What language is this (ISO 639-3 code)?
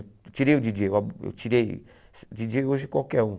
por